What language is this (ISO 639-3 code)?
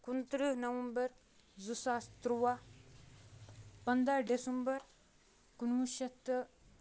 kas